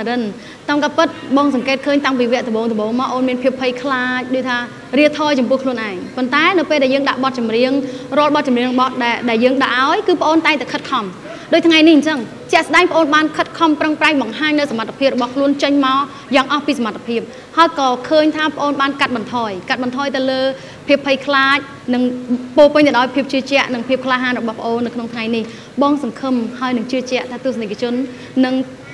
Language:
Thai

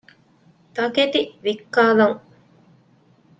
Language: Divehi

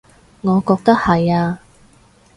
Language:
Cantonese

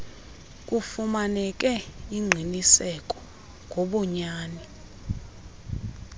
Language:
Xhosa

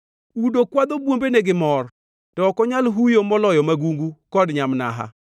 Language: Luo (Kenya and Tanzania)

